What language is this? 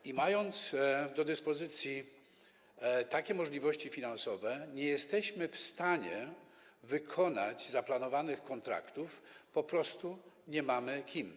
Polish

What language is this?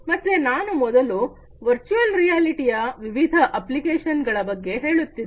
Kannada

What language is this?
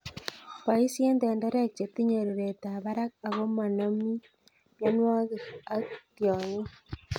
Kalenjin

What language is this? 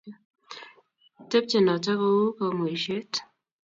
Kalenjin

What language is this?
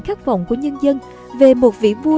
Vietnamese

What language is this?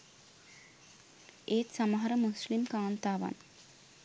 Sinhala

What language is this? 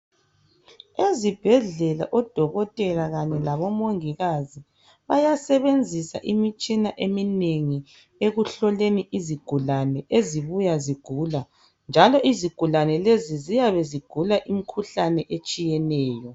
North Ndebele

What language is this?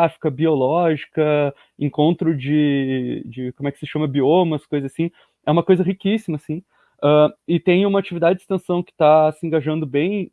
Portuguese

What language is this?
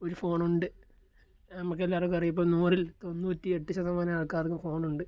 Malayalam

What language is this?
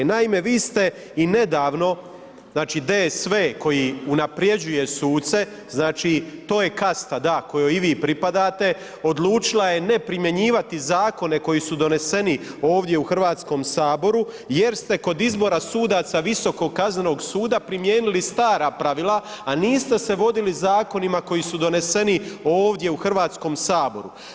Croatian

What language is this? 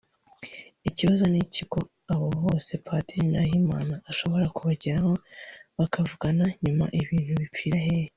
Kinyarwanda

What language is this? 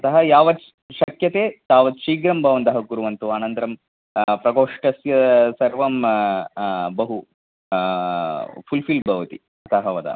Sanskrit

